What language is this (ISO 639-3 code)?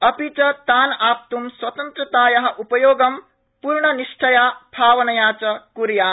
san